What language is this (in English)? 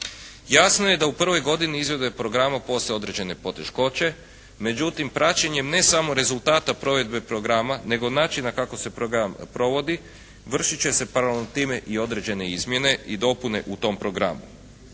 Croatian